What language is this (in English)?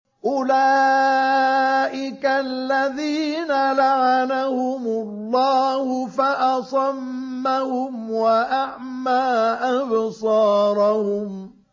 Arabic